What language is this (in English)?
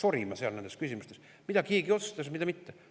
Estonian